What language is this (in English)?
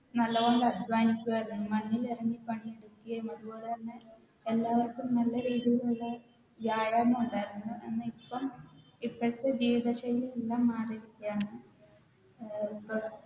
Malayalam